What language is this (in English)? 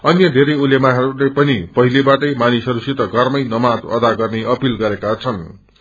Nepali